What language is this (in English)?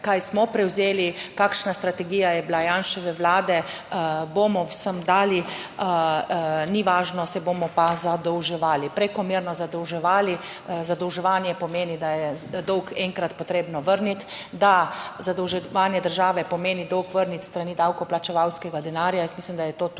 Slovenian